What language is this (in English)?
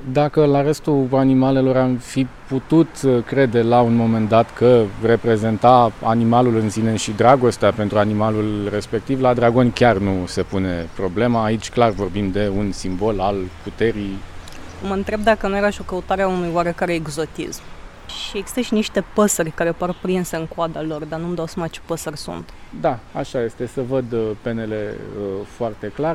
Romanian